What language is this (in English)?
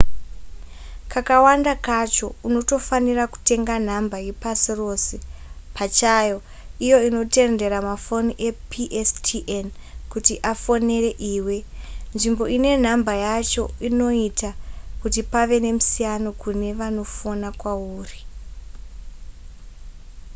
Shona